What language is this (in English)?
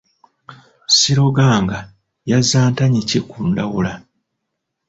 Ganda